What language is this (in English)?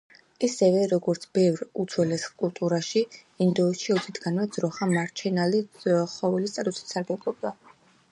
Georgian